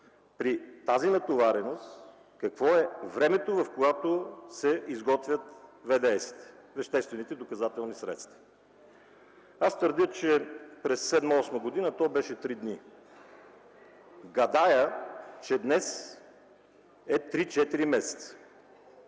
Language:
Bulgarian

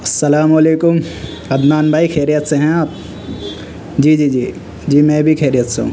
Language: Urdu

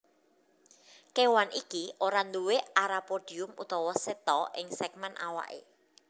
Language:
Javanese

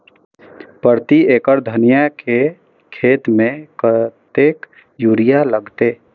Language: Maithili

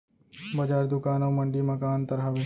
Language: Chhattisgarhi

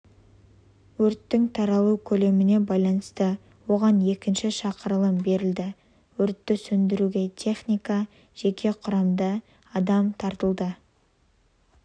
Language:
Kazakh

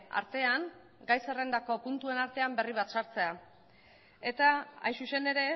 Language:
Basque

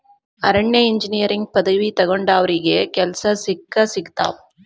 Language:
Kannada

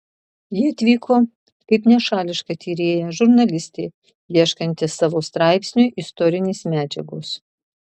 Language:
Lithuanian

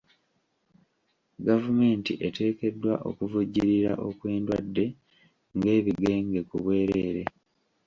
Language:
Ganda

